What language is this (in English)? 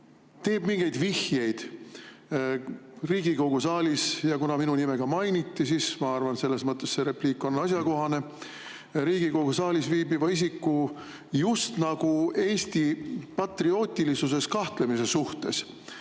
Estonian